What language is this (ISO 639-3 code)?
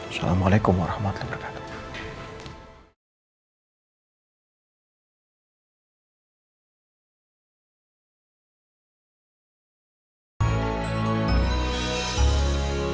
ind